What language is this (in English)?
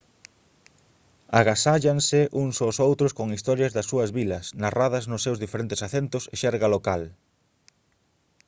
Galician